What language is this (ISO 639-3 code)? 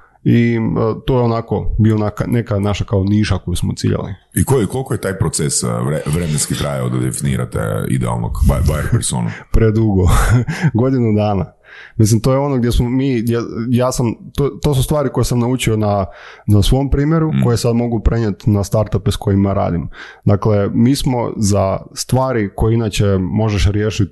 hrv